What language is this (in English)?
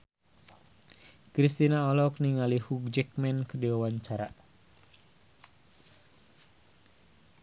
Sundanese